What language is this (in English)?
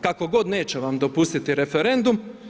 Croatian